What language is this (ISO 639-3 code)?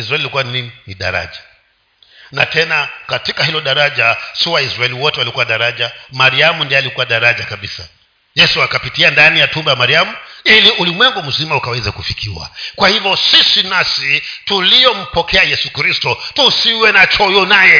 swa